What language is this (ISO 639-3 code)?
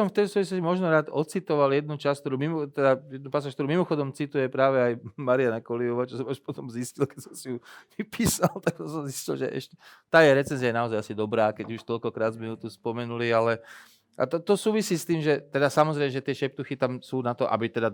slk